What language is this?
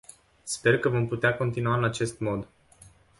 Romanian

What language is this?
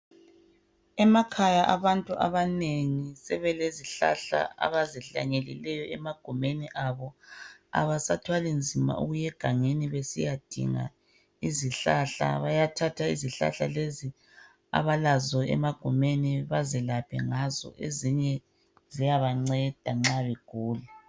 North Ndebele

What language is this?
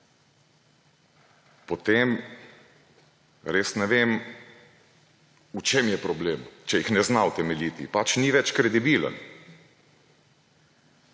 Slovenian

